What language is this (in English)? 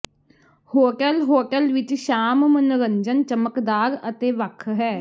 Punjabi